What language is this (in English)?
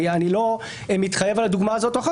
Hebrew